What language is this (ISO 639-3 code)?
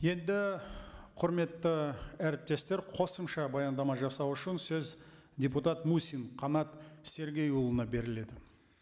kaz